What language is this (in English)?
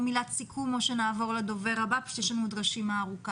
Hebrew